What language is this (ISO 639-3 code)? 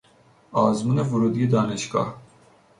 fas